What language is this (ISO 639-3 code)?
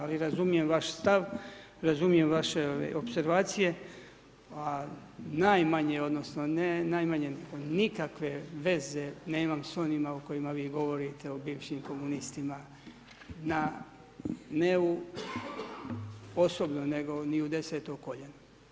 hrv